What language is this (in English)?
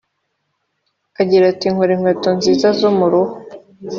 Kinyarwanda